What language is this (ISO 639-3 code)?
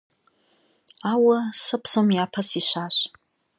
kbd